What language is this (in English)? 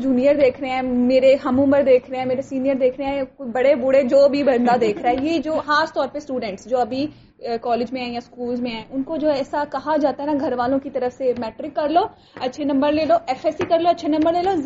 Urdu